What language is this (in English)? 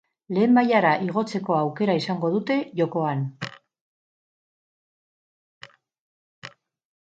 Basque